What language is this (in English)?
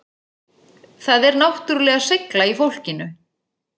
Icelandic